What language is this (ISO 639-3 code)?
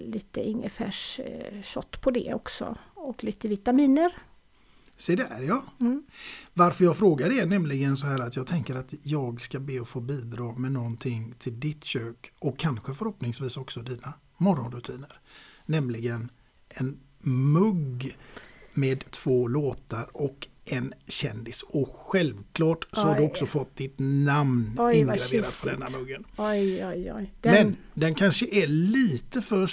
swe